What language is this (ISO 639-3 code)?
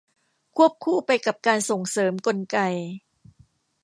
tha